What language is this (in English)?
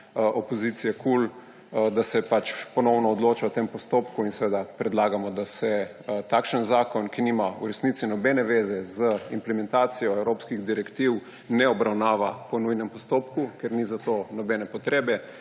Slovenian